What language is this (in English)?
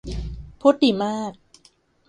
Thai